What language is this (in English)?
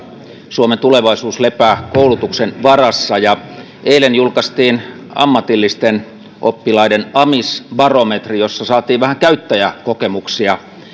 Finnish